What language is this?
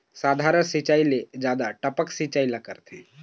Chhattisgarhi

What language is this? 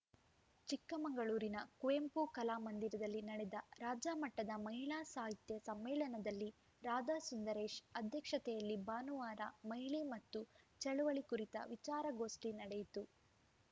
Kannada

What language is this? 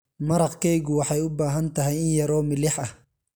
Somali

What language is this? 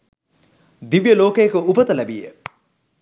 Sinhala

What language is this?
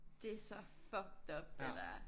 Danish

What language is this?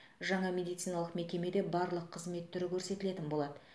Kazakh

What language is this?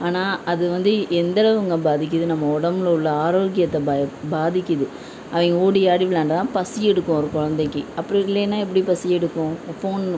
Tamil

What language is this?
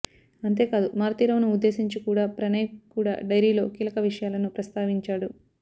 Telugu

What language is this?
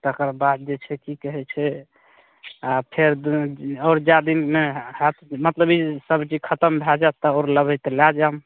Maithili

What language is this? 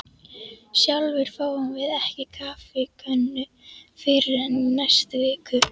Icelandic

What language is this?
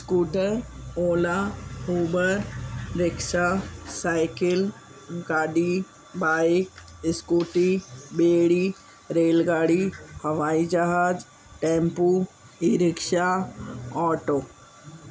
Sindhi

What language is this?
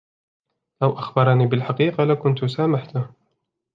Arabic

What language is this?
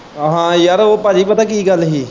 Punjabi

